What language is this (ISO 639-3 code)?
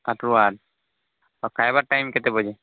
ori